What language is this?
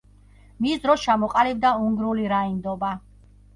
Georgian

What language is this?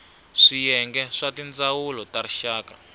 Tsonga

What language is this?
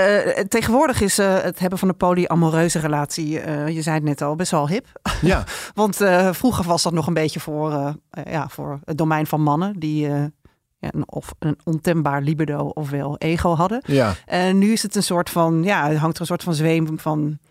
Dutch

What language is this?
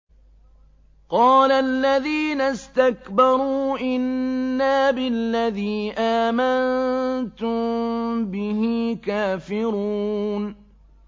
Arabic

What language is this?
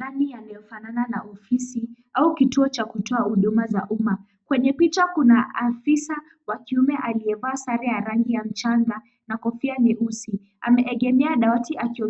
Swahili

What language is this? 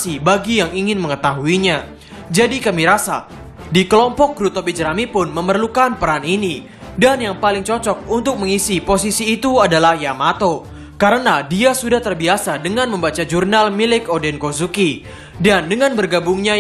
Indonesian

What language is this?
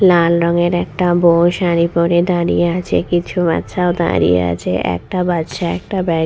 Bangla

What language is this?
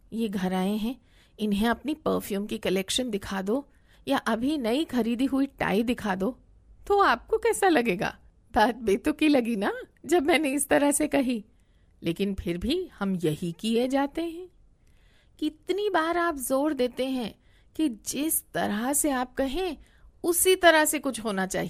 Hindi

